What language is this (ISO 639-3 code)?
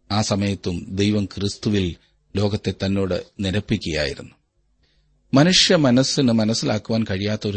mal